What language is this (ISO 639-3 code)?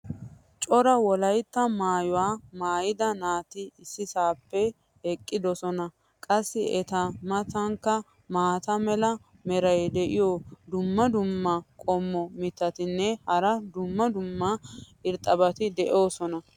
wal